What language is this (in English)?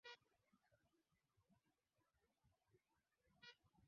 Swahili